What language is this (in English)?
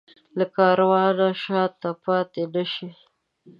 Pashto